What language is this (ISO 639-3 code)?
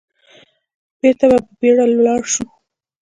pus